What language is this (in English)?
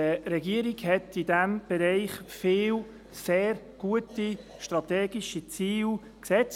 Swiss German